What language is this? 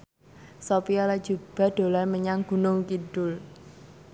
Javanese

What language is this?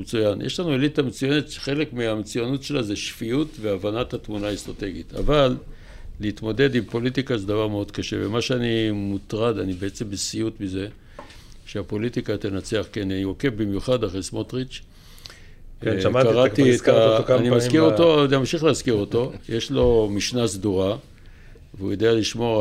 Hebrew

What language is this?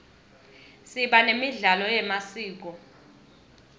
Swati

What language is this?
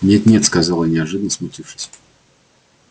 Russian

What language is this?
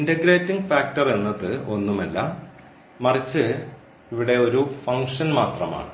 Malayalam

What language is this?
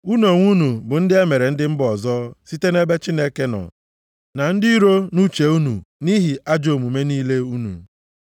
Igbo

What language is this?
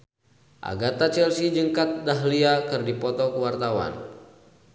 Sundanese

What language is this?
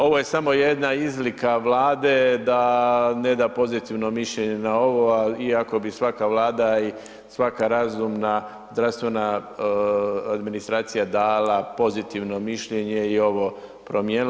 Croatian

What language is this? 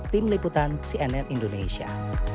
Indonesian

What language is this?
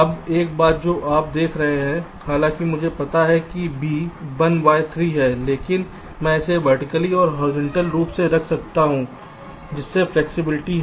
Hindi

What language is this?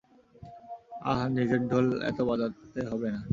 Bangla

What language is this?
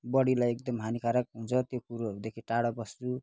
Nepali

